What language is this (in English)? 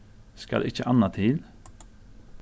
Faroese